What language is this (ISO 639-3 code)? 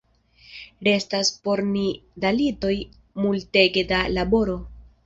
epo